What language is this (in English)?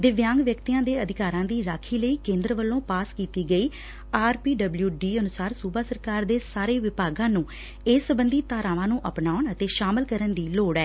Punjabi